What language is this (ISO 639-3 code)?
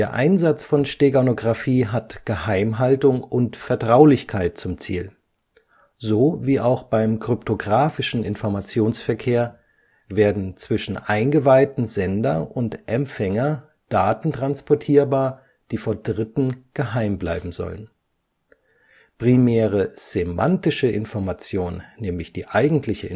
deu